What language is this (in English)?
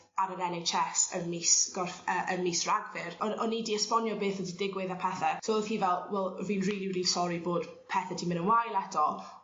Welsh